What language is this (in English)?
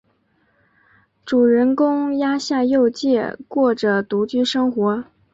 Chinese